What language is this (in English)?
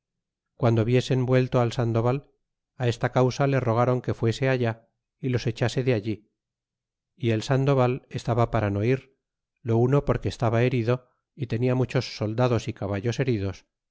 Spanish